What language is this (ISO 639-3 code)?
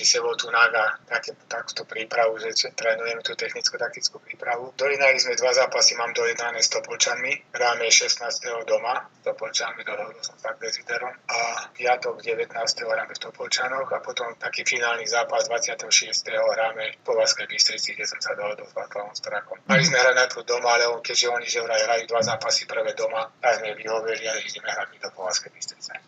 slk